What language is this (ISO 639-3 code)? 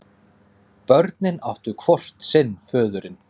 isl